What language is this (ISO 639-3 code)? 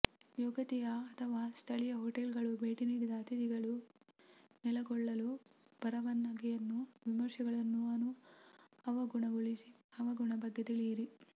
kan